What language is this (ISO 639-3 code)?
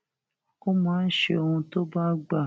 yor